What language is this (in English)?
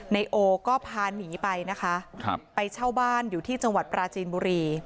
Thai